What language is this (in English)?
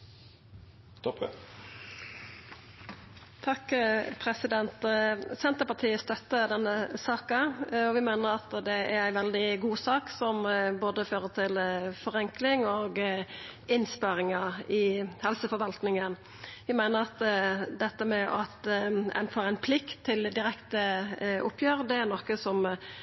Norwegian